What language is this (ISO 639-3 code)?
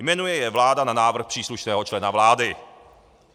ces